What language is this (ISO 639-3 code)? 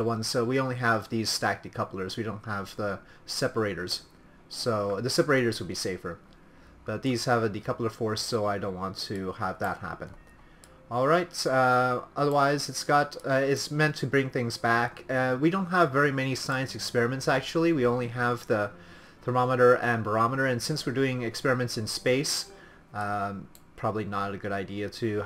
eng